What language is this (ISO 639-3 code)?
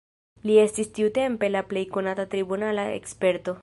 epo